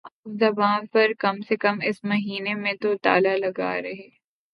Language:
Urdu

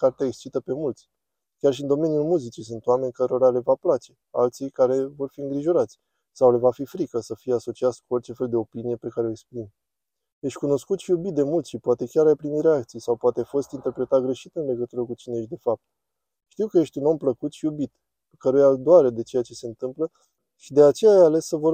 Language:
Romanian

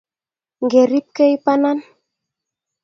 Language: Kalenjin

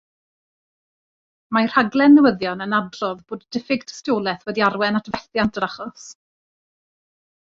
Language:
Welsh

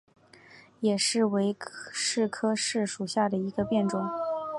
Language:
Chinese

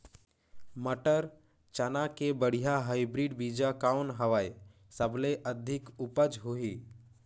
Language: Chhattisgarhi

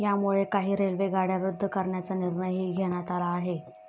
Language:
Marathi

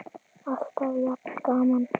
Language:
Icelandic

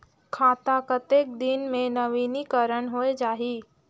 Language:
Chhattisgarhi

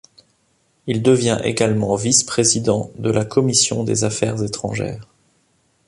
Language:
French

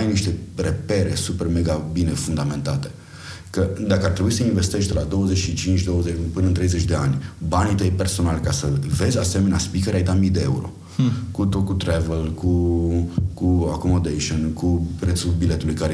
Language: Romanian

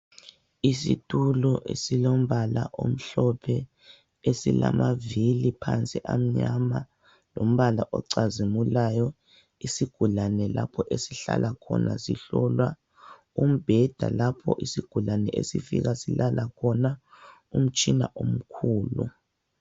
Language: North Ndebele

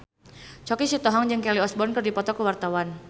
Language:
Sundanese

